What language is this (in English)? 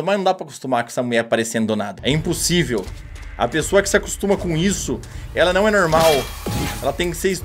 Portuguese